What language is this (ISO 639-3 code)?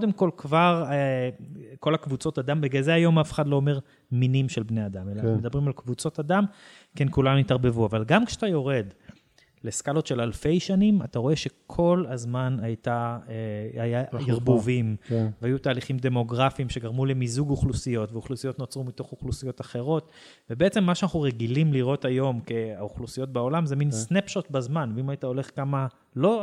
heb